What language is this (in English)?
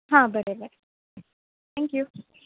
Konkani